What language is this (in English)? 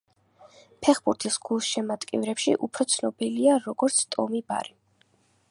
Georgian